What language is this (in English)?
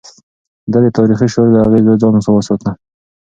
Pashto